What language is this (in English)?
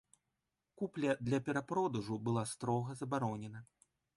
Belarusian